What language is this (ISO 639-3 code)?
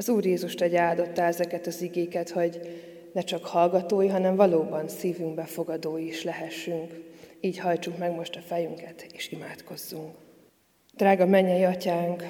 hun